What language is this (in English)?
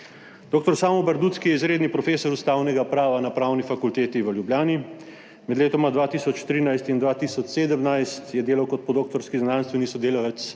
Slovenian